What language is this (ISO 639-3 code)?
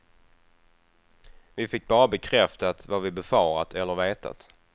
swe